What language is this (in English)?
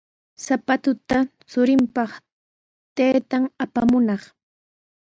Sihuas Ancash Quechua